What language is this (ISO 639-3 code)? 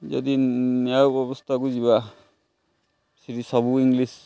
ori